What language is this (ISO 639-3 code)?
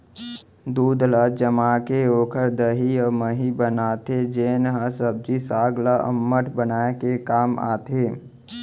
hne